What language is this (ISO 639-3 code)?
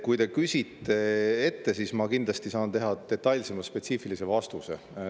est